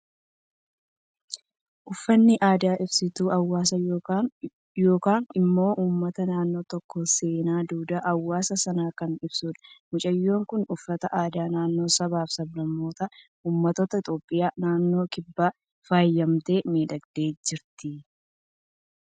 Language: Oromo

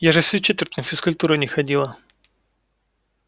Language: Russian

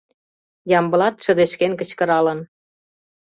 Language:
Mari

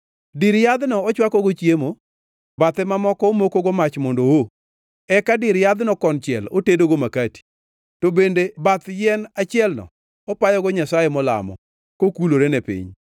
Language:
Luo (Kenya and Tanzania)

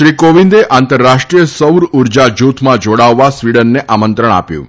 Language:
Gujarati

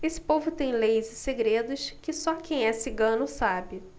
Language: Portuguese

